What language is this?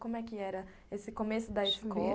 Portuguese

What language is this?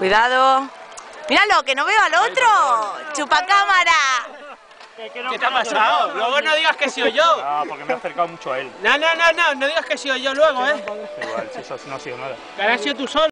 Spanish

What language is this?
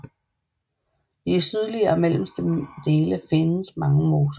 Danish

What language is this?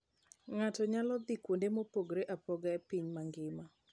Luo (Kenya and Tanzania)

